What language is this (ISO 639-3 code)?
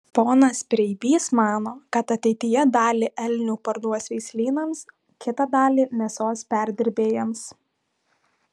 lit